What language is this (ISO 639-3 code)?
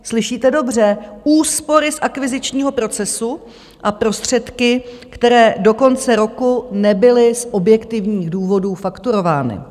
ces